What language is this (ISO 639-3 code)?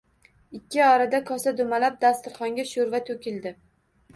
uzb